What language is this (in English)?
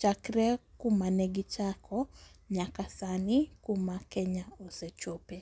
Luo (Kenya and Tanzania)